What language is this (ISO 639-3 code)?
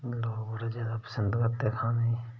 doi